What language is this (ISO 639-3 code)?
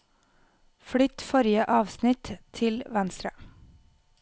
nor